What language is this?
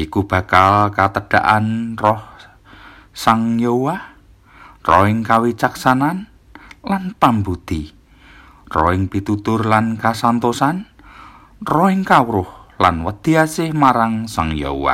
Indonesian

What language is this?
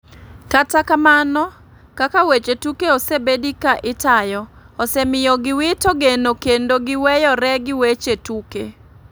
Luo (Kenya and Tanzania)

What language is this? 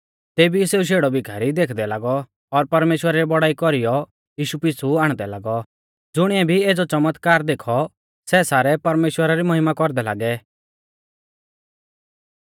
Mahasu Pahari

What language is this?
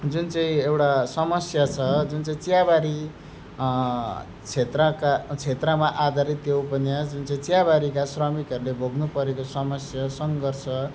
Nepali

